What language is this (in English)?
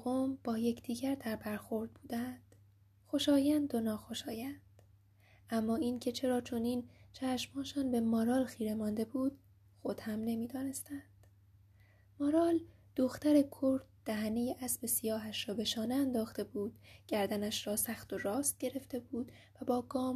Persian